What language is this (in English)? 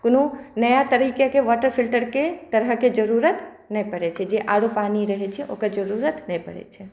Maithili